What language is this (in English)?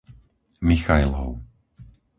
Slovak